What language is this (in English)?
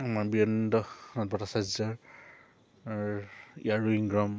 Assamese